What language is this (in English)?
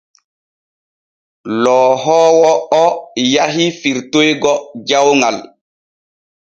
Borgu Fulfulde